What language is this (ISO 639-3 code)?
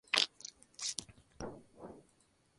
spa